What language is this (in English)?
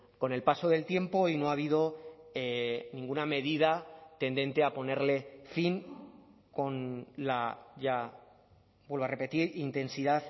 Spanish